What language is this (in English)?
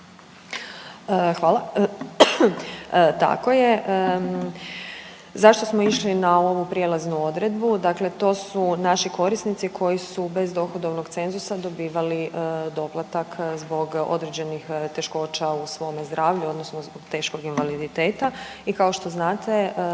Croatian